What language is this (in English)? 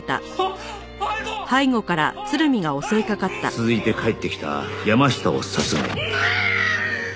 Japanese